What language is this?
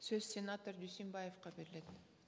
Kazakh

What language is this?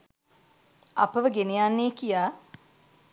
Sinhala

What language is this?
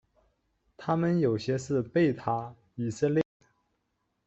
Chinese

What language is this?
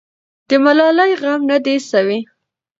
Pashto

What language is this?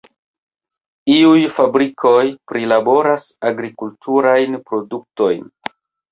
Esperanto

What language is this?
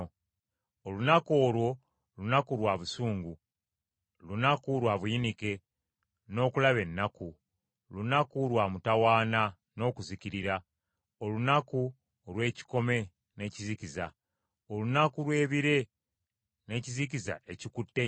Ganda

